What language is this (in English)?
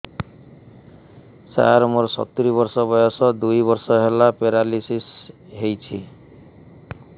Odia